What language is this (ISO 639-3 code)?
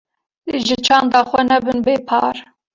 kur